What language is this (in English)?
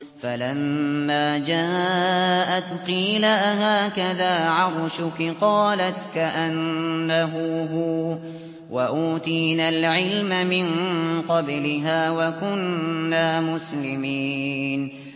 Arabic